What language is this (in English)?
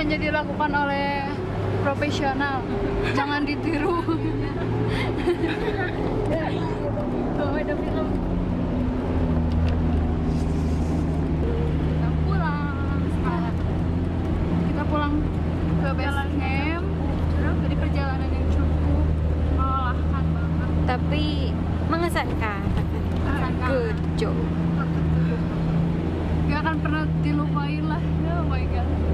Indonesian